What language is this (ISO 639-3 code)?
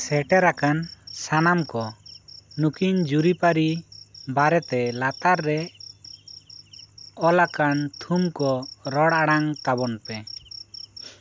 sat